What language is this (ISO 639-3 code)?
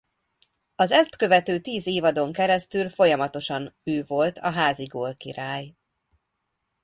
hun